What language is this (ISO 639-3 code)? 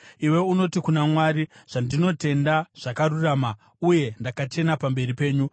sna